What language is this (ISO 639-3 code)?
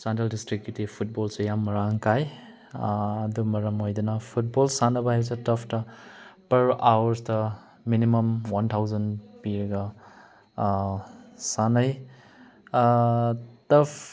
mni